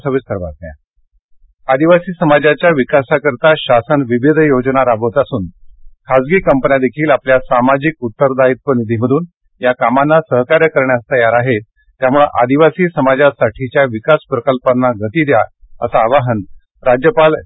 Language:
Marathi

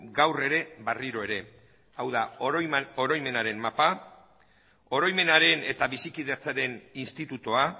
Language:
Basque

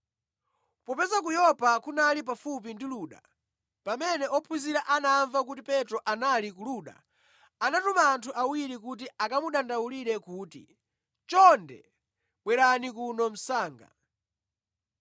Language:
Nyanja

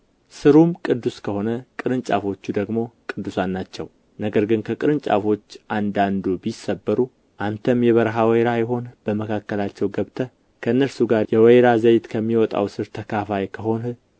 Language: Amharic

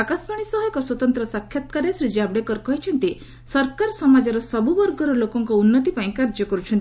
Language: Odia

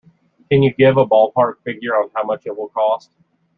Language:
English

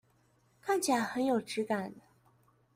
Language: Chinese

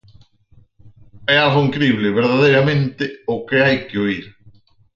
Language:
Galician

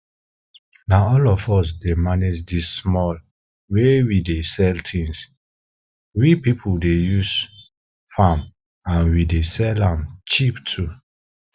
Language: Nigerian Pidgin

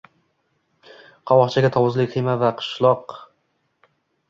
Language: Uzbek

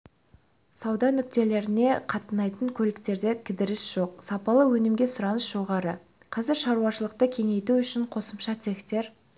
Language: Kazakh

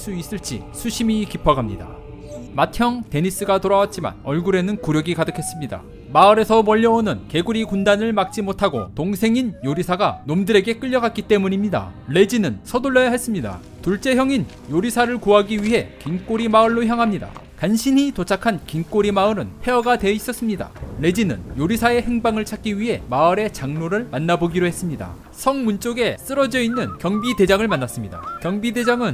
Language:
Korean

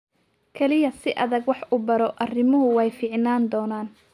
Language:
Somali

